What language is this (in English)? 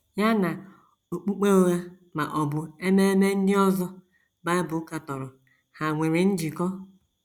Igbo